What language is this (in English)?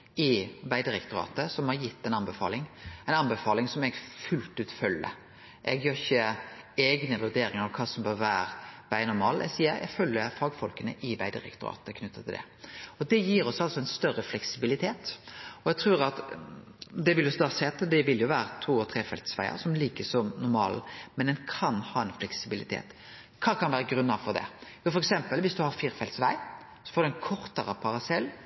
Norwegian Nynorsk